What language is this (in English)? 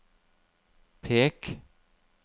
Norwegian